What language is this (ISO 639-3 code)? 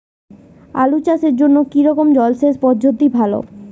ben